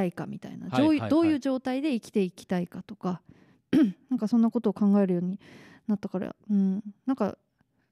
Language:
Japanese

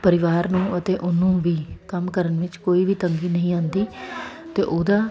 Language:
Punjabi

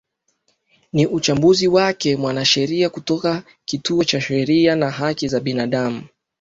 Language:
Swahili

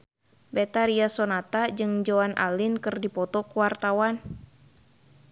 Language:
Sundanese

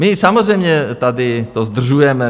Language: Czech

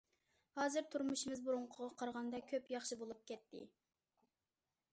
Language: Uyghur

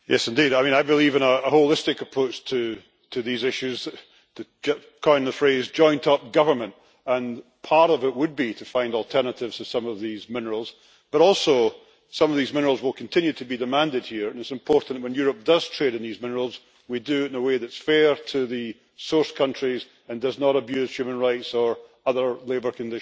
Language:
English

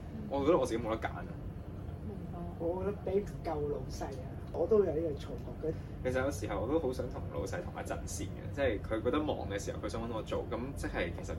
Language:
Chinese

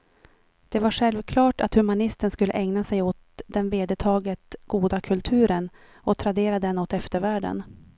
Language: Swedish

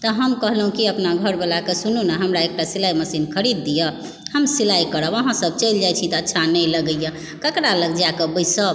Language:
Maithili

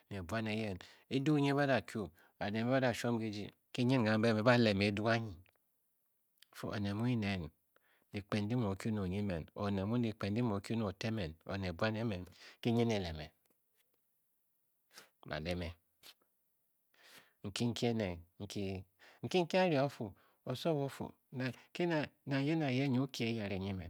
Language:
Bokyi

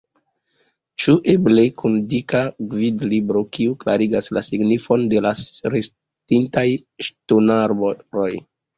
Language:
Esperanto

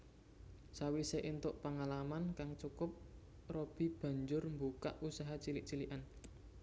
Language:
Javanese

